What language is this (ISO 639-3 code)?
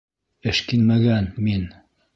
bak